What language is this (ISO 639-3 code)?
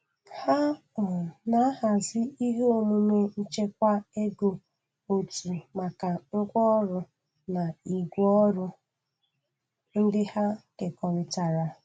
ibo